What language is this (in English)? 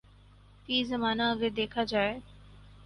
Urdu